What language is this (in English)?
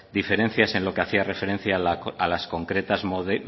Spanish